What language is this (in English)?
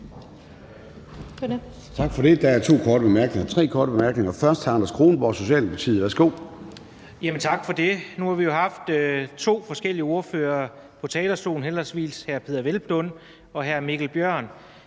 Danish